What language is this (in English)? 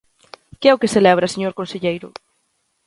Galician